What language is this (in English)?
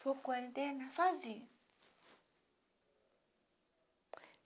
Portuguese